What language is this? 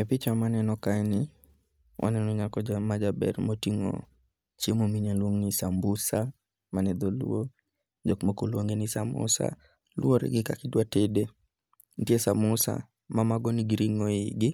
Luo (Kenya and Tanzania)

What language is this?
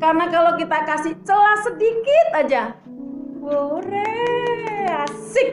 Indonesian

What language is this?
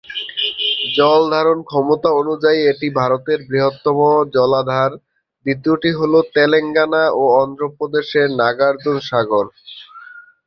Bangla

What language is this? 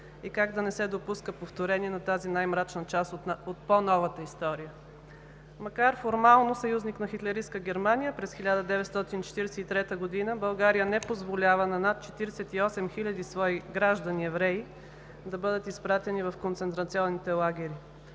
Bulgarian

